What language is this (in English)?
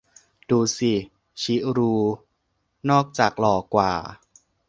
Thai